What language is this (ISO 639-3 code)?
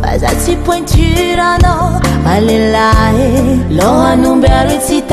ron